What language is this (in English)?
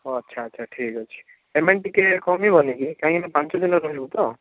Odia